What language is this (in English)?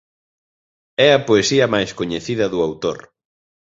Galician